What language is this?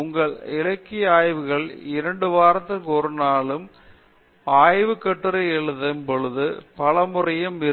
Tamil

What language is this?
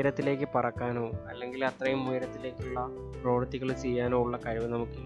Malayalam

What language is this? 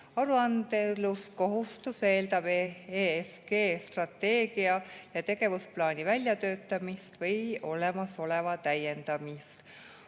Estonian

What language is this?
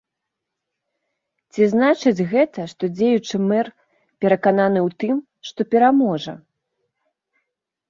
Belarusian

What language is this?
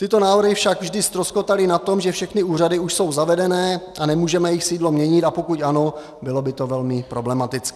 Czech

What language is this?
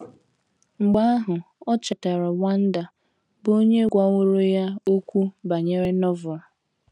Igbo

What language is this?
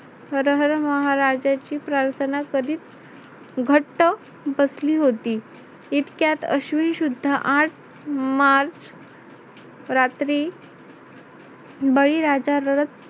Marathi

